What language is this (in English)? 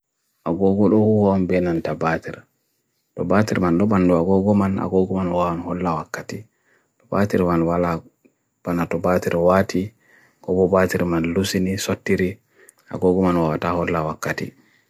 Bagirmi Fulfulde